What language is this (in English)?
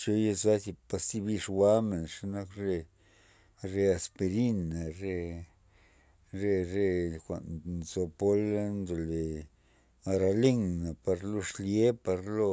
Loxicha Zapotec